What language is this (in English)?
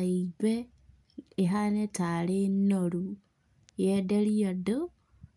Kikuyu